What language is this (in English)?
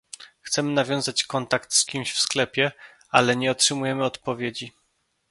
Polish